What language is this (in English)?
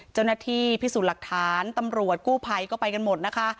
Thai